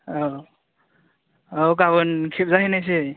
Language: Bodo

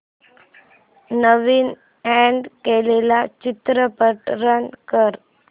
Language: Marathi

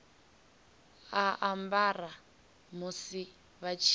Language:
Venda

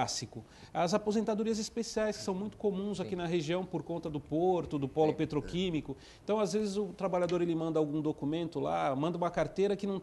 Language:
Portuguese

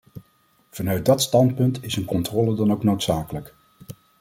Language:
Dutch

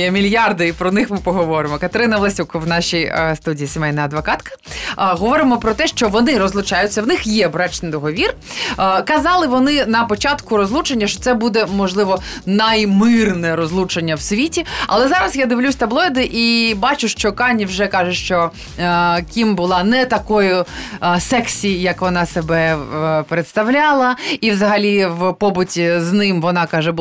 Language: Ukrainian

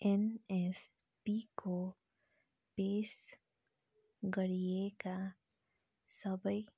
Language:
Nepali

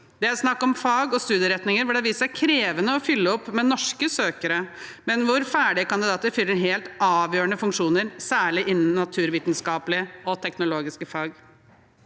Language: Norwegian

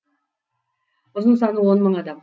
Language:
Kazakh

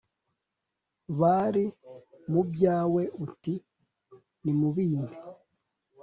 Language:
Kinyarwanda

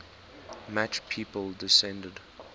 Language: English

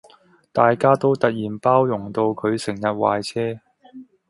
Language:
Cantonese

